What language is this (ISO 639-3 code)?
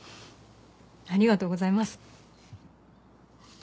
jpn